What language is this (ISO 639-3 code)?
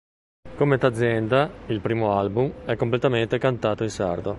ita